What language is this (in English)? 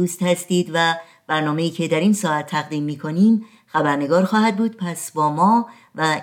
Persian